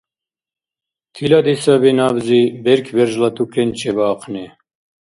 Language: Dargwa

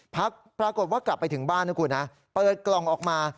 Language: Thai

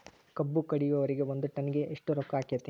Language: Kannada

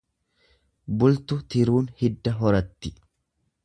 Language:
Oromo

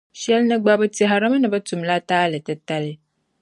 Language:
Dagbani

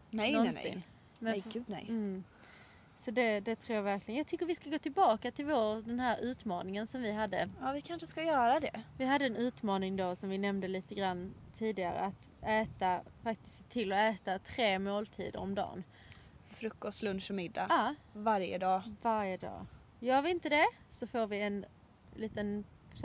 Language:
Swedish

